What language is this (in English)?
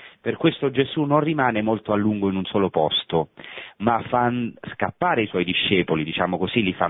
Italian